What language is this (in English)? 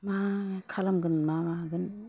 Bodo